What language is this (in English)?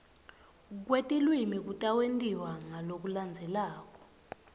Swati